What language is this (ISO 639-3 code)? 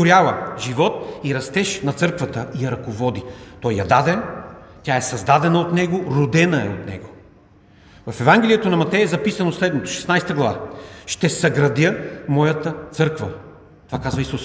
bul